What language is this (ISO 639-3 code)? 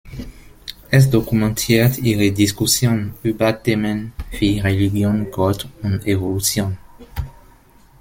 deu